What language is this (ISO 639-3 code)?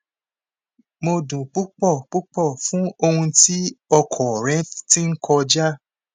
yor